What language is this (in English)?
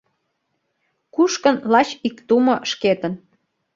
Mari